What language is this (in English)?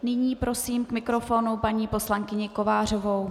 Czech